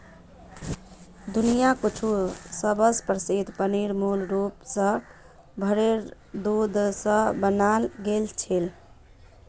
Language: Magahi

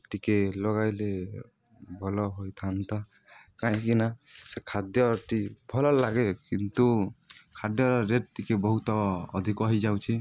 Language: Odia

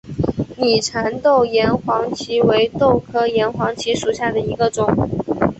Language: Chinese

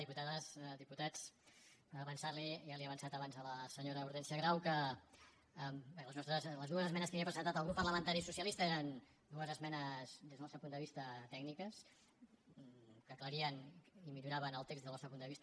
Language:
Catalan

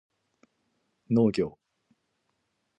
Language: Japanese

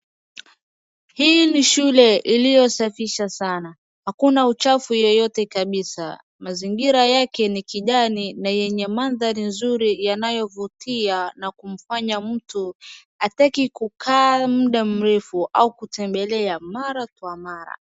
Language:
Swahili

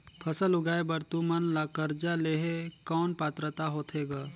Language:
Chhattisgarhi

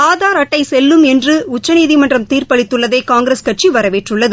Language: Tamil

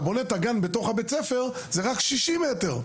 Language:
Hebrew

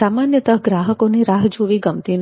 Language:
Gujarati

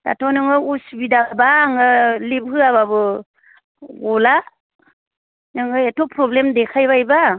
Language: Bodo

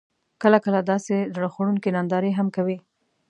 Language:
Pashto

